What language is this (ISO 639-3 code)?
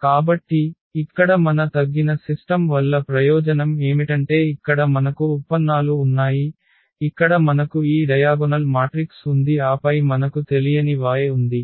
tel